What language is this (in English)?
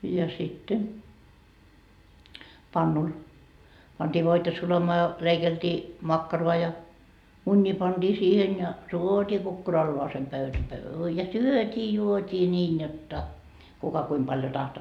Finnish